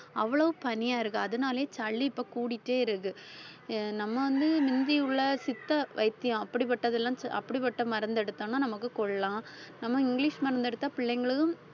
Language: Tamil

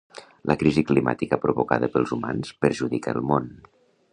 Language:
Catalan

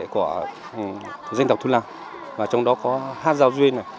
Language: Vietnamese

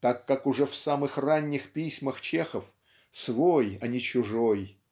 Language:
Russian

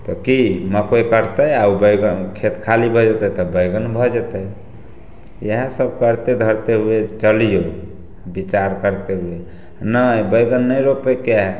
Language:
Maithili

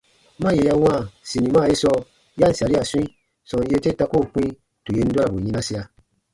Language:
Baatonum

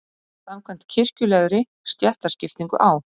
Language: Icelandic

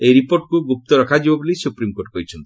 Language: Odia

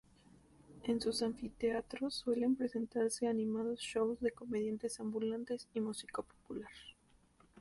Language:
Spanish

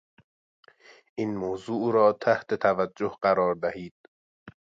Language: Persian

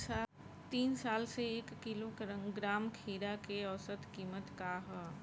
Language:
Bhojpuri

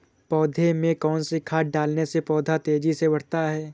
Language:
Hindi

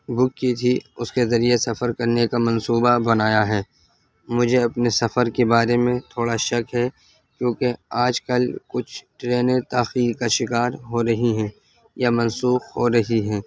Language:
Urdu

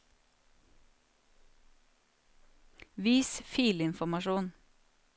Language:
Norwegian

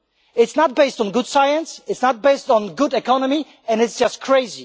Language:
English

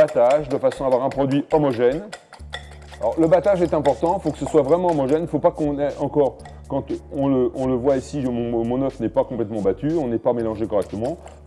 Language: French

